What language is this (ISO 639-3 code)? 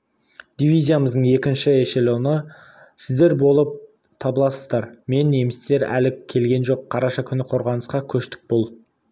kaz